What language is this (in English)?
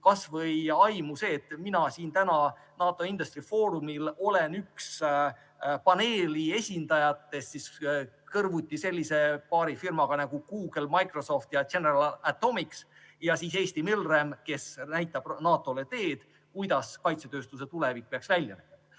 Estonian